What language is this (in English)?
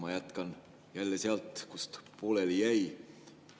Estonian